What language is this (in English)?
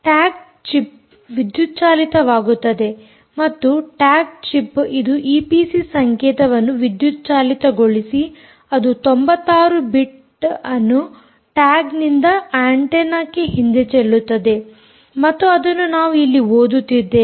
Kannada